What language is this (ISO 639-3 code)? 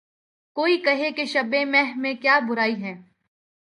urd